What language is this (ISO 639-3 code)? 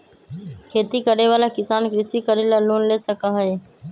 mag